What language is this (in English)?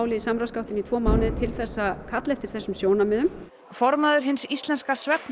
Icelandic